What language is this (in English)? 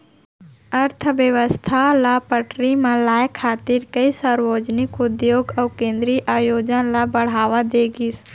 Chhattisgarhi